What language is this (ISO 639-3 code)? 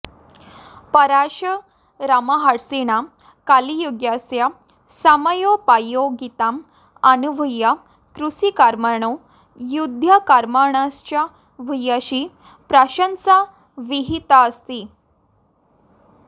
san